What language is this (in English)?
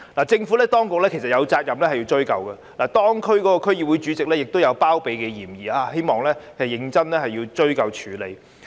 Cantonese